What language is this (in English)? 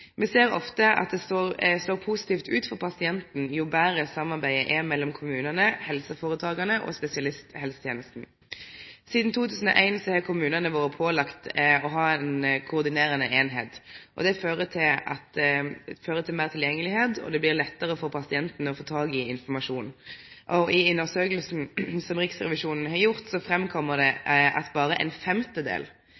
Norwegian Nynorsk